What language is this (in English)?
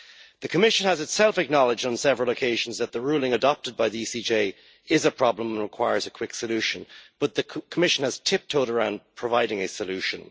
English